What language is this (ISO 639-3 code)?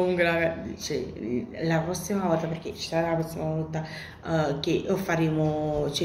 ita